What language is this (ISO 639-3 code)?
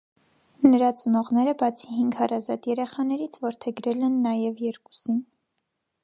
hye